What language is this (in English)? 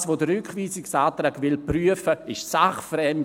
Swiss German